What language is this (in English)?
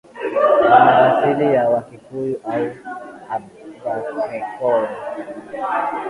Swahili